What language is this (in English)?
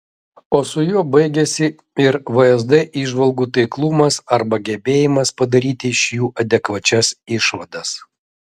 Lithuanian